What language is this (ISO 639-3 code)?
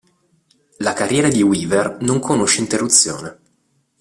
ita